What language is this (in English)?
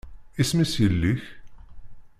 Kabyle